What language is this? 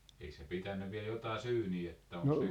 Finnish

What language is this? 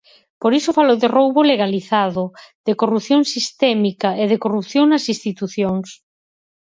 Galician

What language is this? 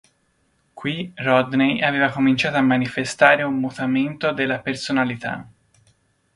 Italian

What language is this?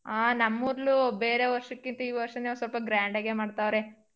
Kannada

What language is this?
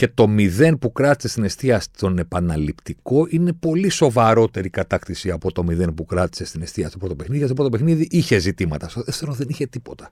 Greek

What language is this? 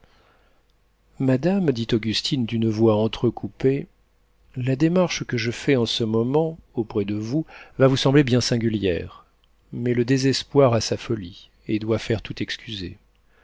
French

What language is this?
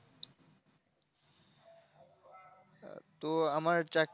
Bangla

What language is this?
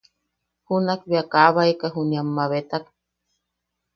Yaqui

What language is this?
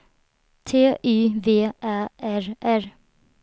Swedish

